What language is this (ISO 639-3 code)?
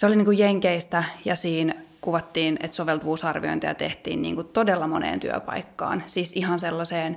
fin